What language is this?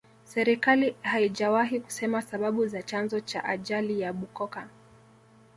Swahili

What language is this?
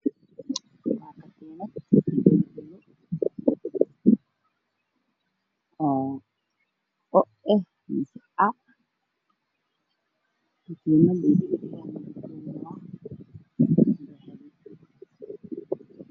Somali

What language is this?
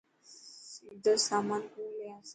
Dhatki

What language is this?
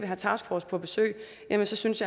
Danish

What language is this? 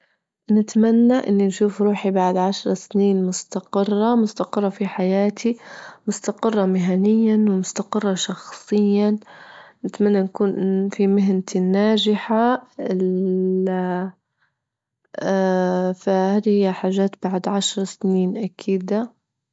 Libyan Arabic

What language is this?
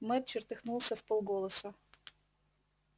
Russian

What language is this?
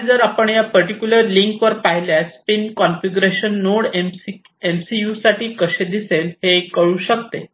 Marathi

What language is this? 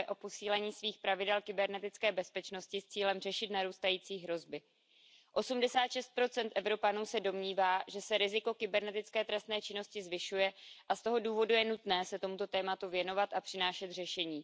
Czech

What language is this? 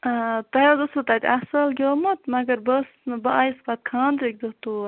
Kashmiri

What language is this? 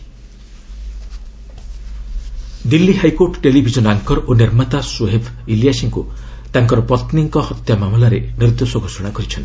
Odia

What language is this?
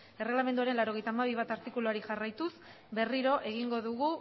Basque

